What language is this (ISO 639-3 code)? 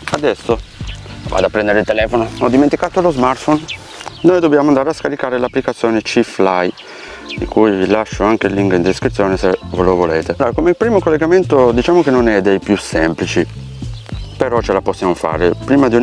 ita